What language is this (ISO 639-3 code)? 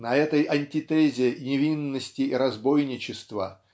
rus